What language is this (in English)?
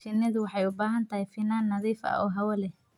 Somali